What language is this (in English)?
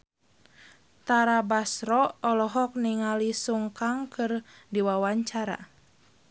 Sundanese